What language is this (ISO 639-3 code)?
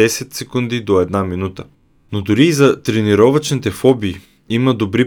bul